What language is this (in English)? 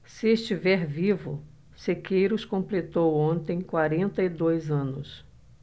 Portuguese